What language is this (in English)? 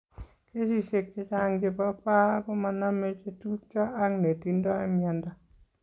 Kalenjin